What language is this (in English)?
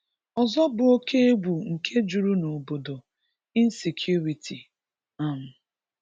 Igbo